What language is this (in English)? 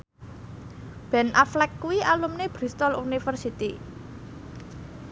Javanese